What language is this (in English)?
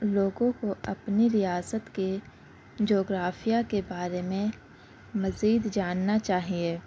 Urdu